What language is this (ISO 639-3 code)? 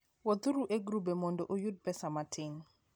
luo